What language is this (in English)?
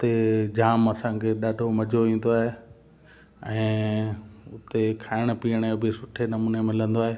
Sindhi